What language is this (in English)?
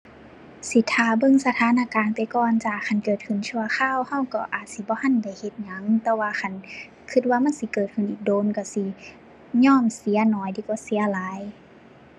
Thai